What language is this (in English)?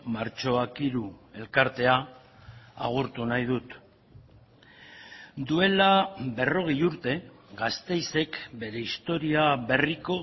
Basque